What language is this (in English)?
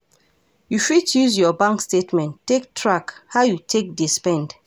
Nigerian Pidgin